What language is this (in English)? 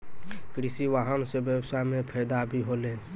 Maithili